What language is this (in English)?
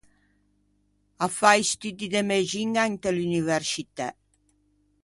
Ligurian